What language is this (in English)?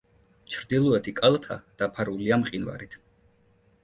Georgian